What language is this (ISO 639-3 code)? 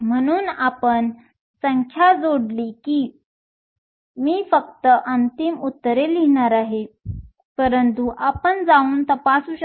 mar